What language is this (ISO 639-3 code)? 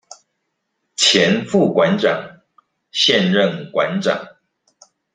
zho